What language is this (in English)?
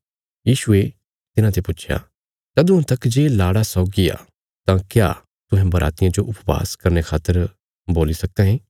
Bilaspuri